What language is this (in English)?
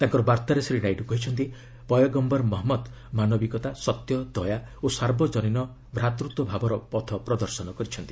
Odia